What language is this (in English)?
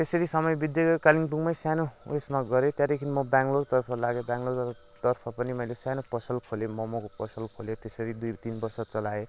Nepali